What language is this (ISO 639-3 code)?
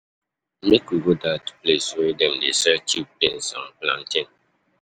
pcm